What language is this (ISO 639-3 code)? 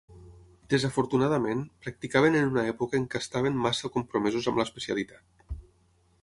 cat